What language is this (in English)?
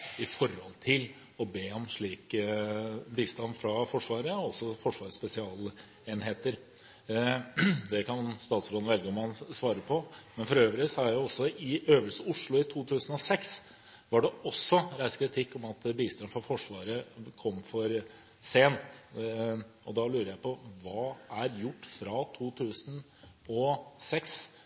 Norwegian Bokmål